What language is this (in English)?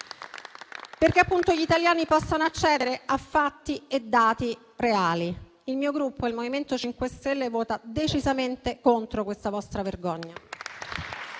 Italian